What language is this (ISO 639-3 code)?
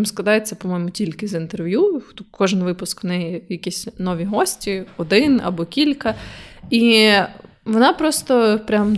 ukr